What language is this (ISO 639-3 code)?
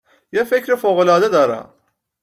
fas